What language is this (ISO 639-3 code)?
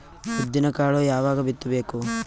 kan